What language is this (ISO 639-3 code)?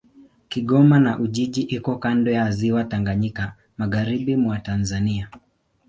swa